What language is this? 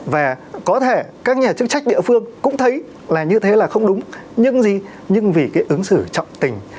Vietnamese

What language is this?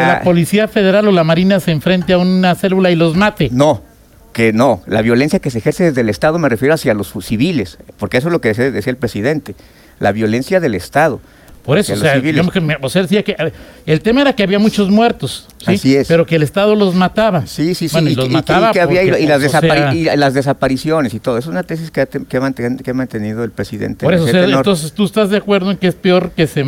Spanish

